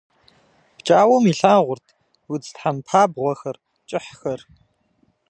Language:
Kabardian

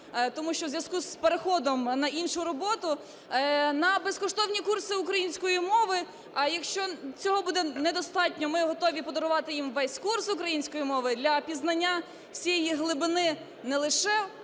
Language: Ukrainian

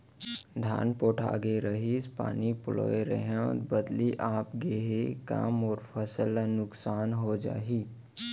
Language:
Chhattisgarhi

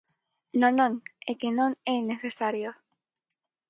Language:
Galician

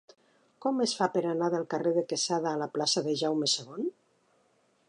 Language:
Catalan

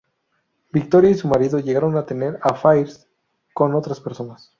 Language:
Spanish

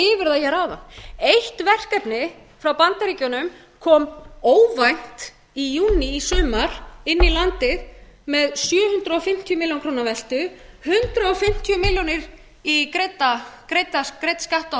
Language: Icelandic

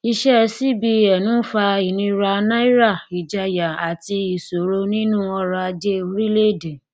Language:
Yoruba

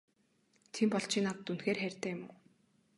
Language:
Mongolian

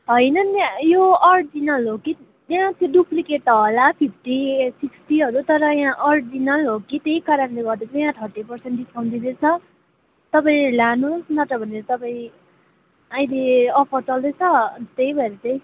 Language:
Nepali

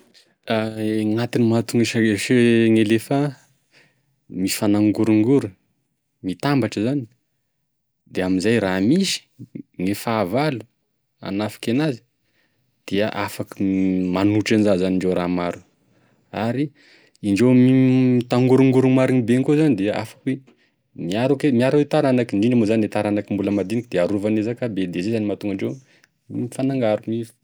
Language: Tesaka Malagasy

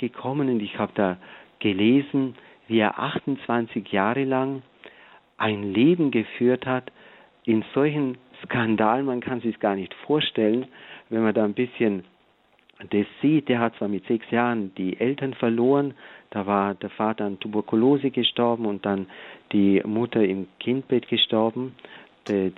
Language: German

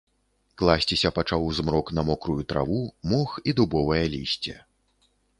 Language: Belarusian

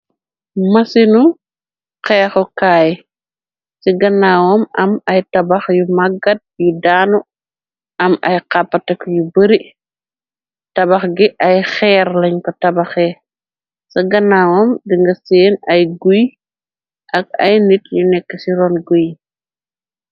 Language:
Wolof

